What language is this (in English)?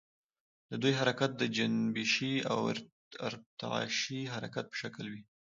Pashto